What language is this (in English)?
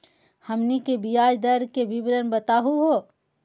Magahi